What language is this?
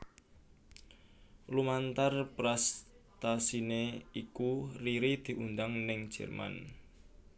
Javanese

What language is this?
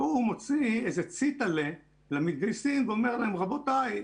Hebrew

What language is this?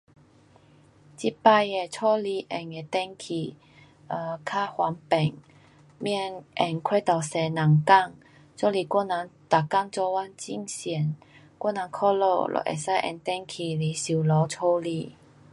Pu-Xian Chinese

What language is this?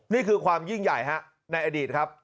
Thai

